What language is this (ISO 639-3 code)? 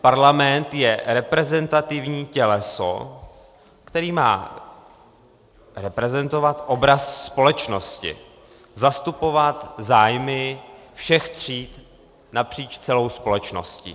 ces